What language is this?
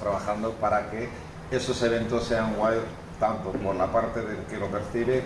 Spanish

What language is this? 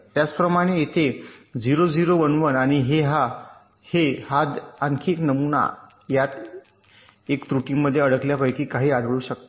Marathi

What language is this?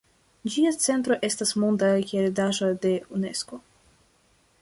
Esperanto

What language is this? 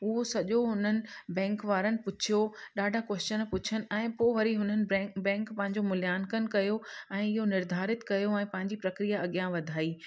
Sindhi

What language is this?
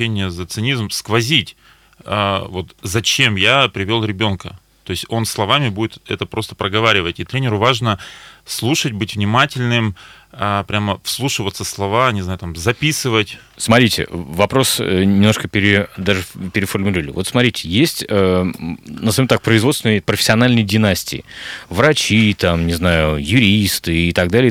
Russian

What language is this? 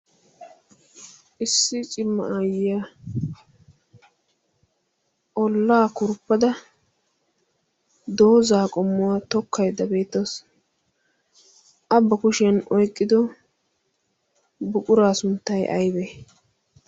Wolaytta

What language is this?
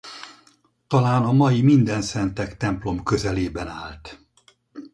Hungarian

